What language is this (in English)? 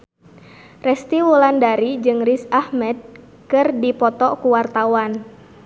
Sundanese